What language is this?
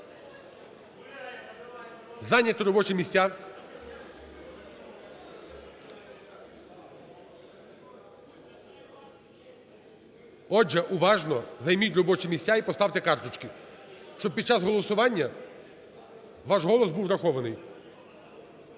Ukrainian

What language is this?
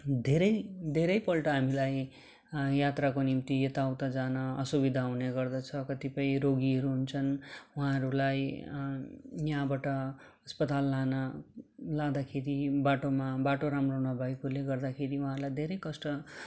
Nepali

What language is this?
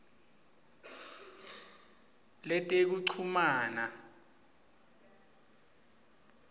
Swati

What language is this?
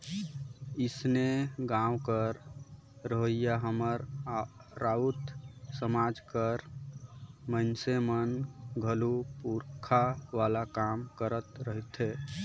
Chhattisgarhi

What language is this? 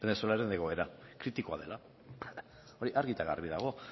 Basque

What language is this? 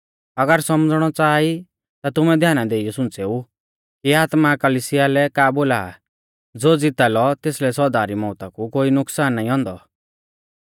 Mahasu Pahari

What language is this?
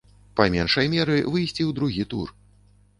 Belarusian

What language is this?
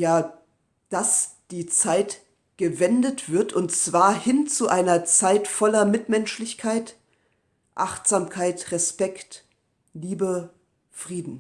German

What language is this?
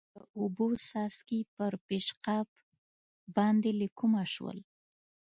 Pashto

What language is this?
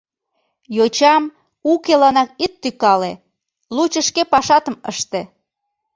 Mari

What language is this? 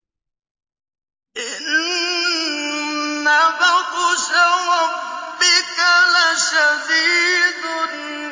Arabic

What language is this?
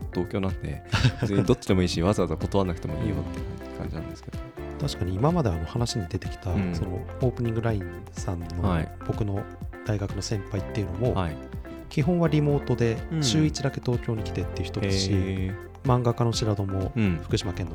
Japanese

